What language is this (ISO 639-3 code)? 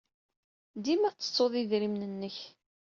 kab